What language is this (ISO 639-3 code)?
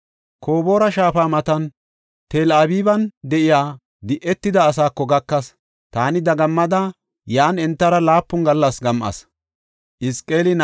gof